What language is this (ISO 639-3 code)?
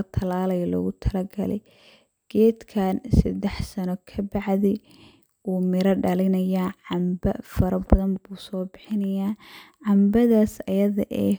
som